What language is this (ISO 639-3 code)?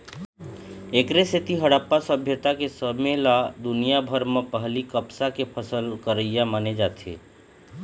hne